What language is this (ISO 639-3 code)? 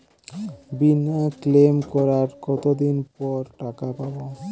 ben